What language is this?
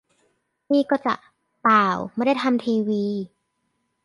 Thai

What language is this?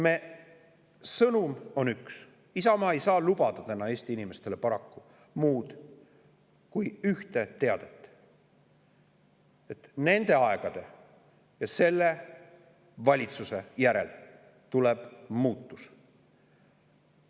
Estonian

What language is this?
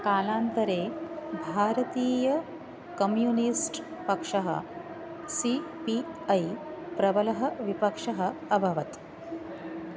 Sanskrit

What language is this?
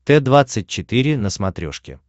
Russian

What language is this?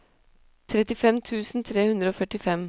Norwegian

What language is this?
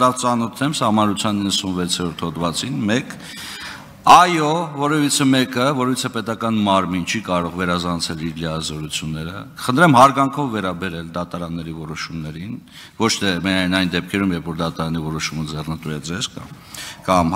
Turkish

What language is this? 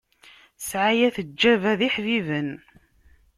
Kabyle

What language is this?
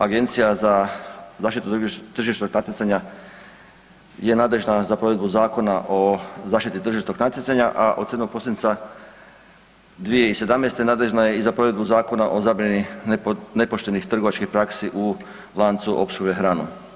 Croatian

